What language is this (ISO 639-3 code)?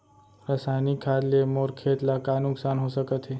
hne